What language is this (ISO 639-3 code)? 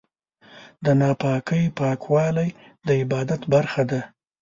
pus